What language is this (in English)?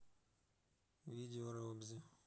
Russian